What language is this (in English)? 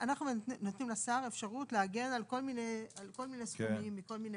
Hebrew